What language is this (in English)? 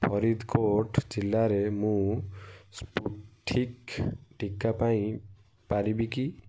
Odia